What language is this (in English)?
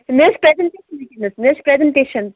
Kashmiri